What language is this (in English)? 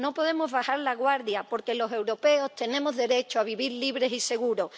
Spanish